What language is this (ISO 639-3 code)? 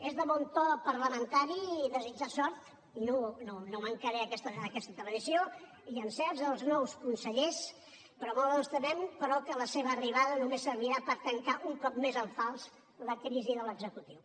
cat